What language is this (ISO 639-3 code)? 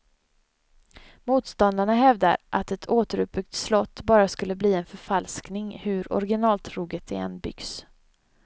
swe